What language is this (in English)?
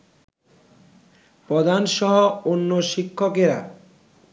Bangla